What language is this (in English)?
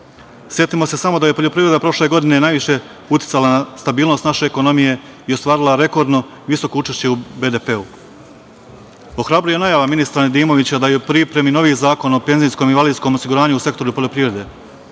Serbian